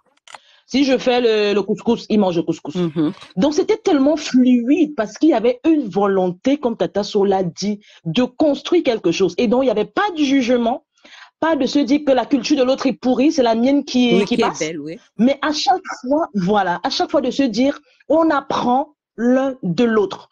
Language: French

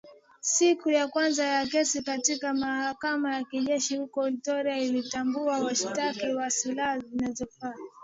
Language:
Swahili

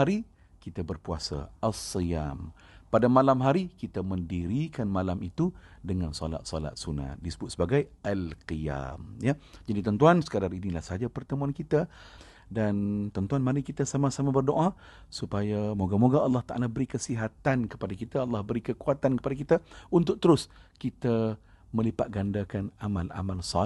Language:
Malay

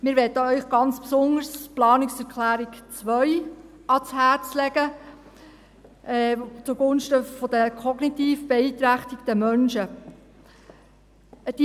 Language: Swiss German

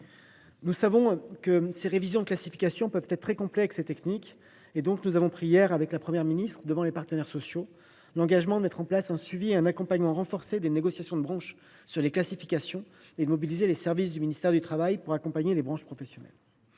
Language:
French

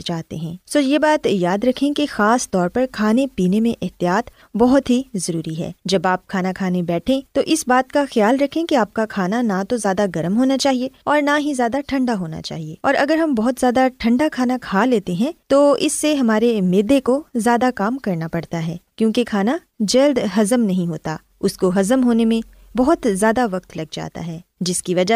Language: Urdu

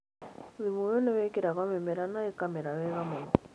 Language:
Kikuyu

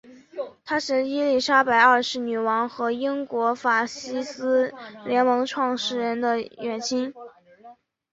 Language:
Chinese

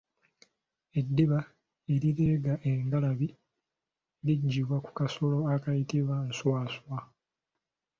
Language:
Ganda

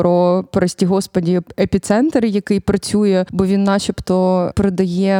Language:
Ukrainian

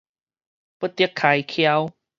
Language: Min Nan Chinese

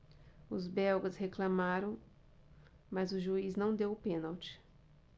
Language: Portuguese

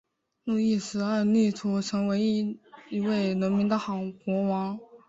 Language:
Chinese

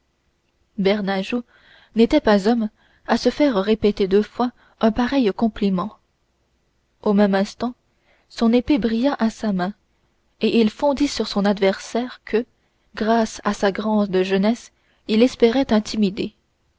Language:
French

